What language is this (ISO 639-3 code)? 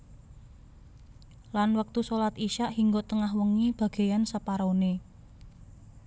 jav